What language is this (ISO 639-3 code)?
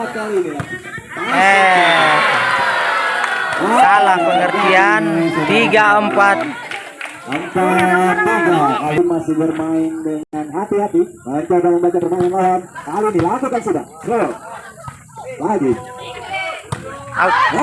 ind